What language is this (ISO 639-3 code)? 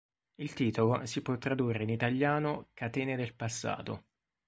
ita